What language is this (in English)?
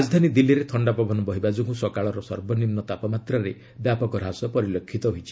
Odia